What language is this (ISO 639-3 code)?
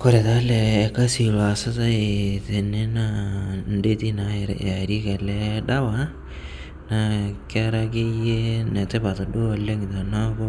mas